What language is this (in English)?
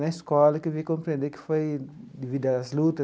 Portuguese